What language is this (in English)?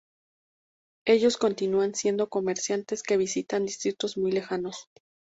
Spanish